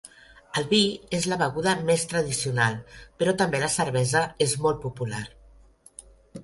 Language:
Catalan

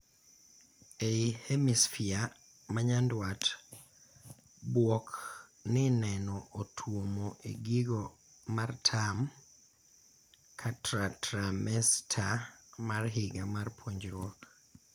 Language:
Luo (Kenya and Tanzania)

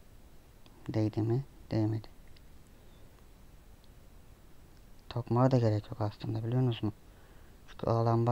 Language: Turkish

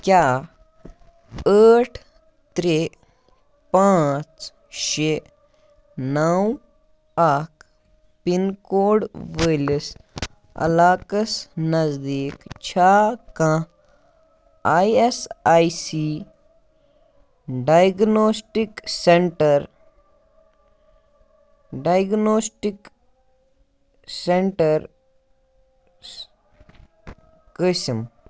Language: Kashmiri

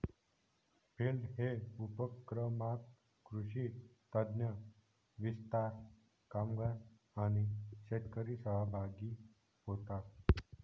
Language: Marathi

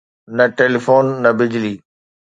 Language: Sindhi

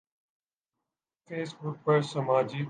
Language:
Urdu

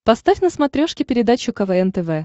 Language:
Russian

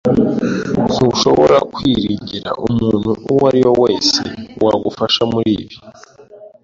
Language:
Kinyarwanda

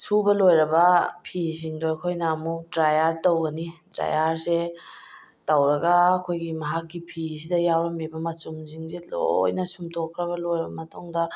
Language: Manipuri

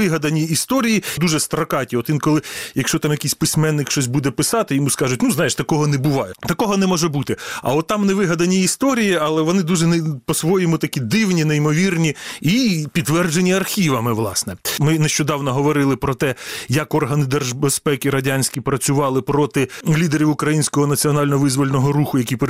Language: Ukrainian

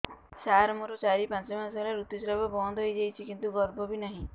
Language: Odia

